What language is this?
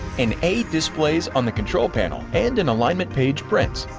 English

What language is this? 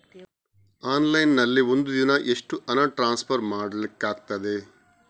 Kannada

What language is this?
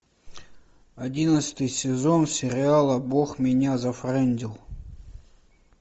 Russian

